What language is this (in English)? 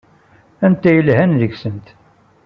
Kabyle